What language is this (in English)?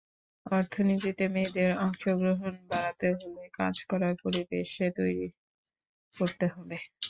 Bangla